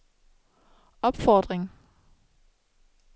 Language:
Danish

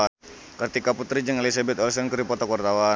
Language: Sundanese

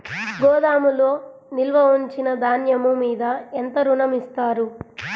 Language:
Telugu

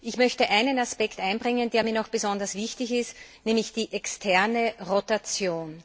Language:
German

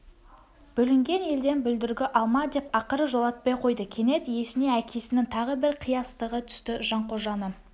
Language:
Kazakh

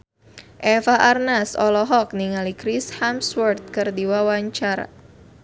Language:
Sundanese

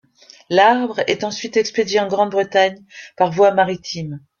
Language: French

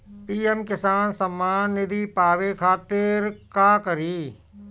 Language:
Bhojpuri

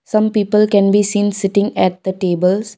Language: English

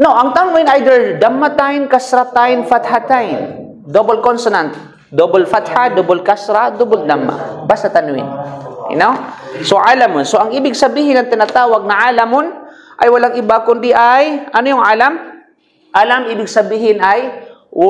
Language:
Filipino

